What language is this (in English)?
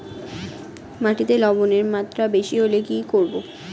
Bangla